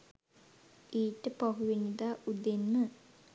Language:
Sinhala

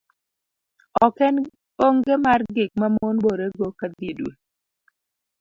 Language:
Luo (Kenya and Tanzania)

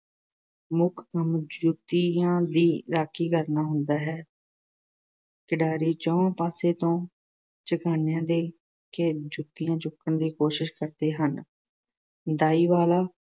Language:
Punjabi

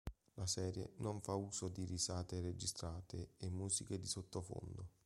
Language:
Italian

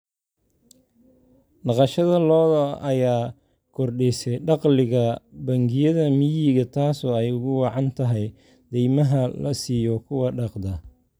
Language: Somali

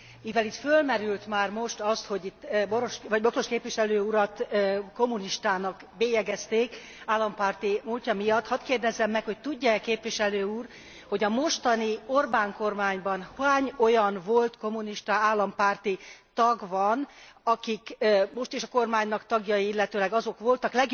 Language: Hungarian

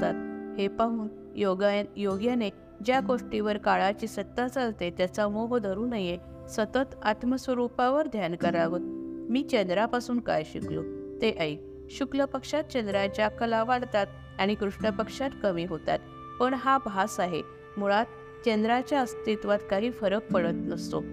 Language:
Marathi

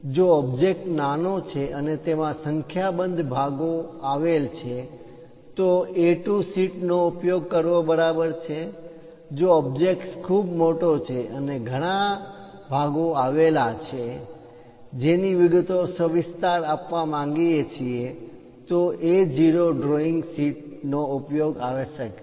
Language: Gujarati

